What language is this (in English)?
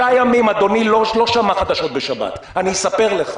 Hebrew